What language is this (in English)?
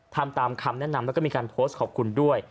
Thai